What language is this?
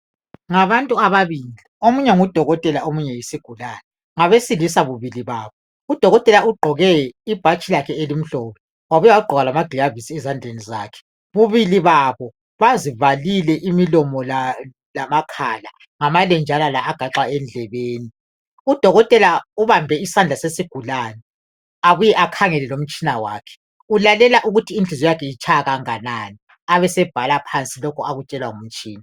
North Ndebele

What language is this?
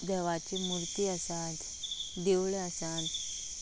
Konkani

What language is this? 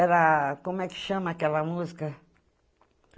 Portuguese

